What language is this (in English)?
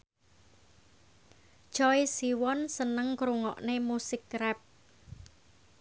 Javanese